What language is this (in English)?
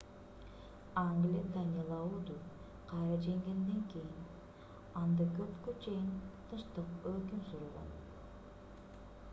Kyrgyz